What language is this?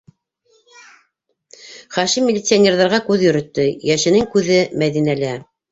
Bashkir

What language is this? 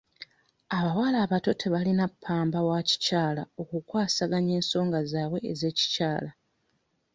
Ganda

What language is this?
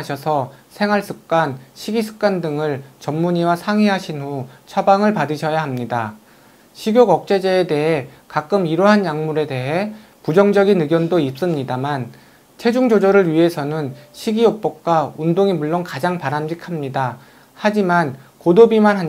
Korean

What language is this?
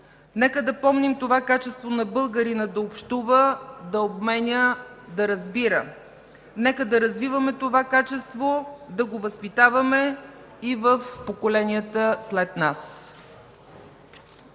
Bulgarian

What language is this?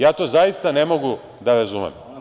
Serbian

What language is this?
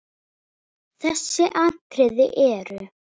Icelandic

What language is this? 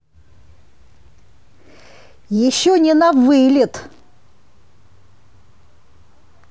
Russian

